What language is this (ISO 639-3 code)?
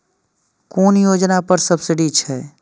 mai